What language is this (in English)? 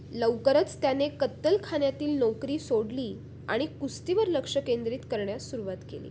Marathi